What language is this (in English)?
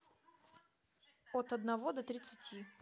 Russian